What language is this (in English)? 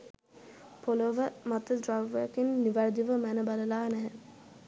Sinhala